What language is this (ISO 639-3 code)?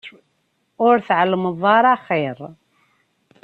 kab